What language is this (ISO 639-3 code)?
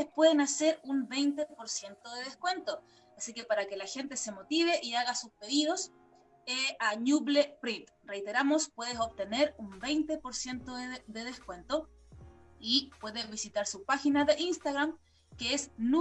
spa